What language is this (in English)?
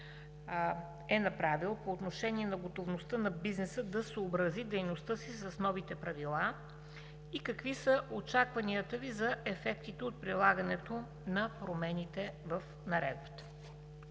Bulgarian